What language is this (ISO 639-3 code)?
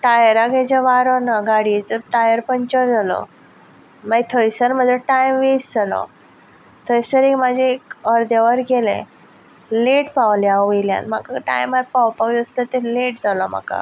kok